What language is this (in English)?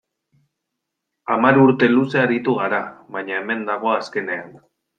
Basque